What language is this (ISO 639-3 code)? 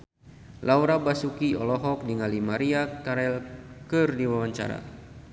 sun